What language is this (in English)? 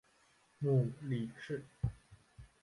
Chinese